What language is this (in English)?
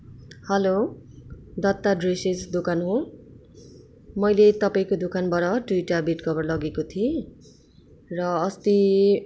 Nepali